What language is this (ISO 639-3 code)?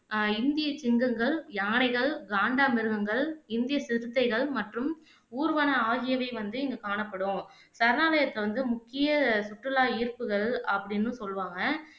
tam